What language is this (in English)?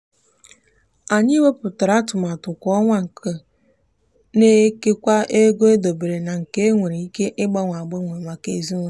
Igbo